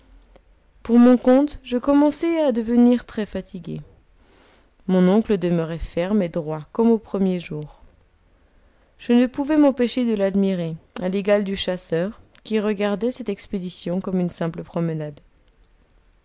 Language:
French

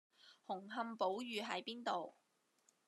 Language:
Cantonese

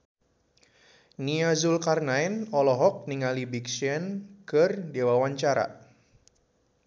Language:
Sundanese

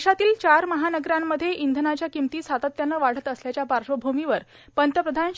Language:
Marathi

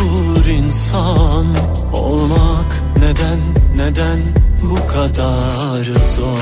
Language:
Turkish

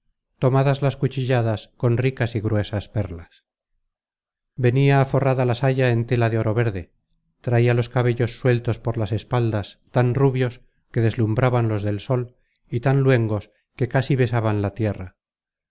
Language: Spanish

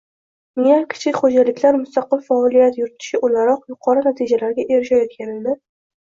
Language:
Uzbek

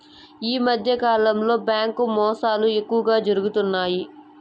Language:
Telugu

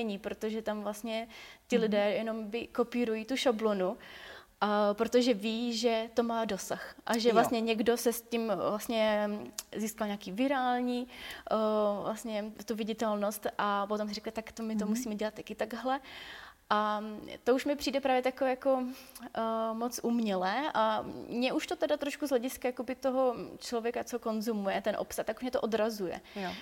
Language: Czech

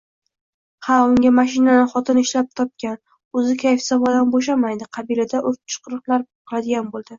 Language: Uzbek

